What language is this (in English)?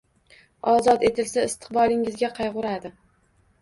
Uzbek